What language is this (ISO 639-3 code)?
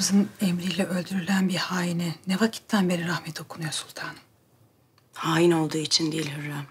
tur